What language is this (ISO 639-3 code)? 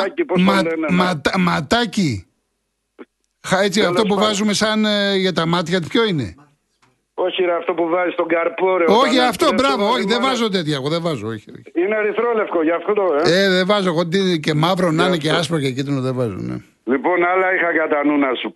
ell